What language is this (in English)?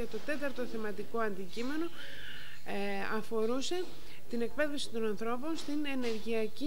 Greek